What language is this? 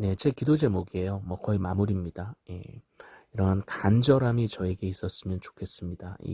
Korean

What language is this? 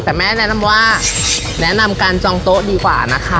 Thai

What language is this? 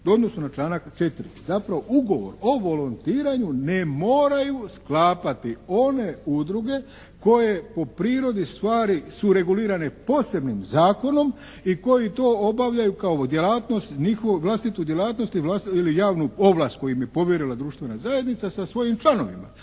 Croatian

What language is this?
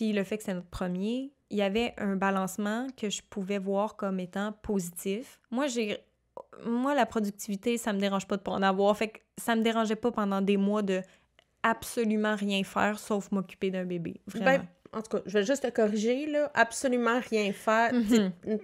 French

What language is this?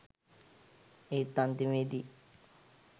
Sinhala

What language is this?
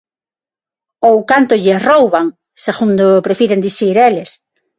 Galician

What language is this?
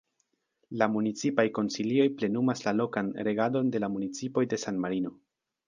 Esperanto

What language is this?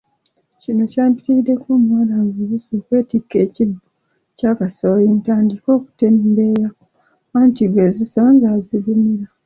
Ganda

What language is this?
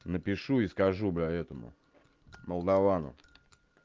Russian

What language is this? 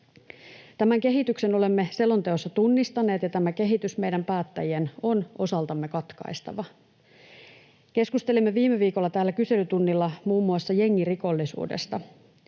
Finnish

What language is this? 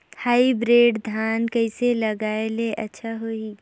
Chhattisgarhi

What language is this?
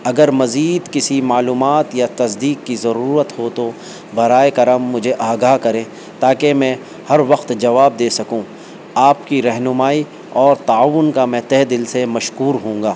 Urdu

